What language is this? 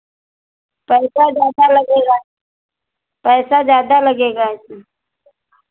Hindi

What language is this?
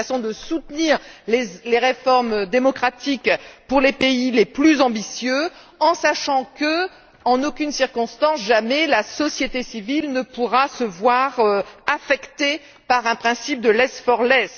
French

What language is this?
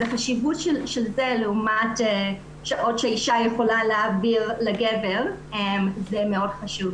Hebrew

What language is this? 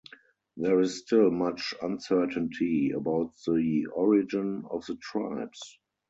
English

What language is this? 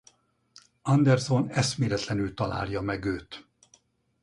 Hungarian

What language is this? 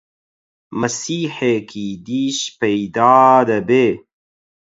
Central Kurdish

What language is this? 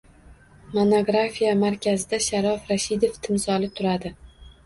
Uzbek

